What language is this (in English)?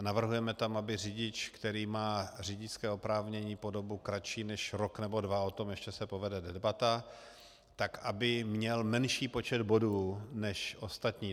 Czech